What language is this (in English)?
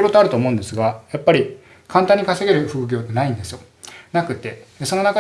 Japanese